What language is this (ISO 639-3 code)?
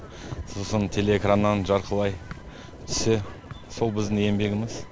kaz